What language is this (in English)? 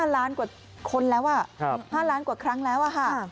Thai